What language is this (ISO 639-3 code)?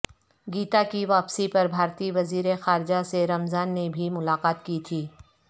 urd